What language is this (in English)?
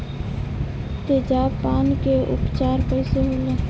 Bhojpuri